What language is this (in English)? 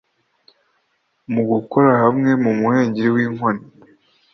Kinyarwanda